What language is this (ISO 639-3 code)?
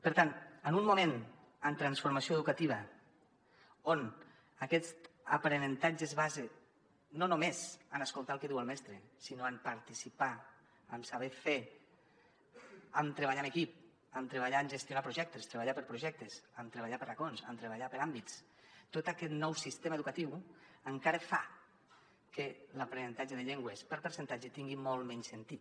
cat